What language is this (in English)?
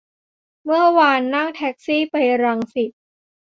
Thai